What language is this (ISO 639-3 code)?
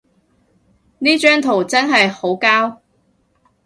yue